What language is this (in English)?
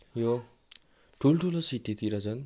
Nepali